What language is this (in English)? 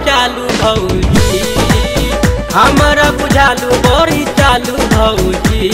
Hindi